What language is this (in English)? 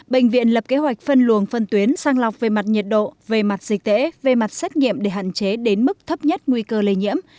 Vietnamese